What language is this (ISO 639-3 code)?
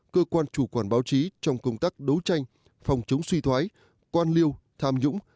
vie